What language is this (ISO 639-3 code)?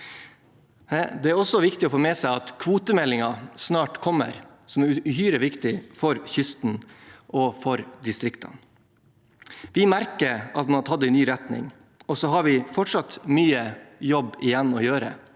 nor